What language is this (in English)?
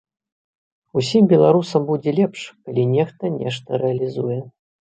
Belarusian